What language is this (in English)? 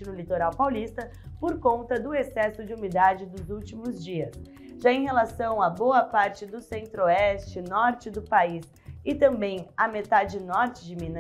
Portuguese